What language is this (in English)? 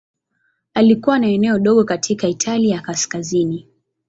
Swahili